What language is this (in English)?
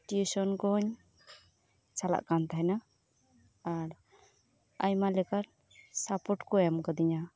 Santali